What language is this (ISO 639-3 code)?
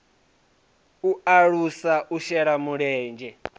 ven